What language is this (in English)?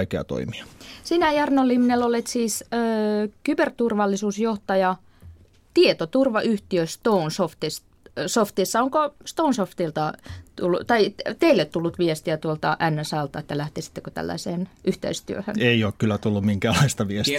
Finnish